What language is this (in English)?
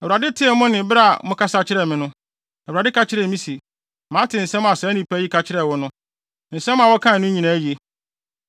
Akan